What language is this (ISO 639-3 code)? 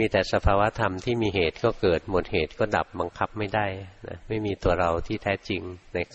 tha